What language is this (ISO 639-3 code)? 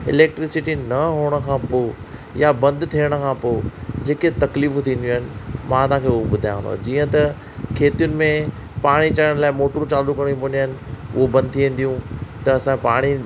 snd